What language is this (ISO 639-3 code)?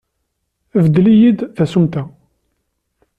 kab